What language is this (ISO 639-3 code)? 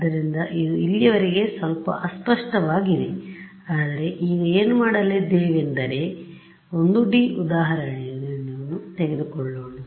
kan